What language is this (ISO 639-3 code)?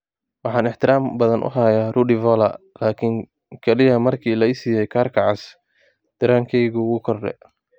som